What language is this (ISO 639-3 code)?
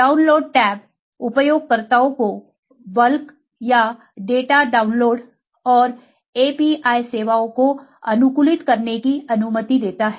hin